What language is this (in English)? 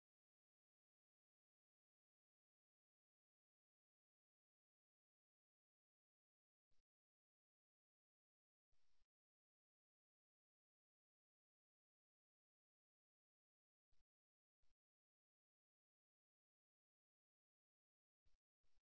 Tamil